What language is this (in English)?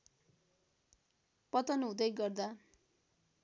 Nepali